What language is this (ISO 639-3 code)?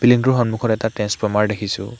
asm